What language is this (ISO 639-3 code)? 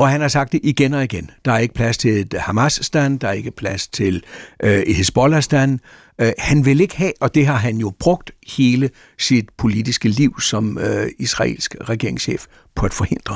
dan